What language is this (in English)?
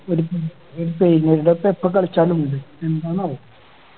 Malayalam